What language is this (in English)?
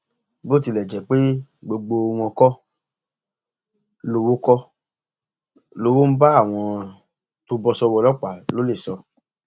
Yoruba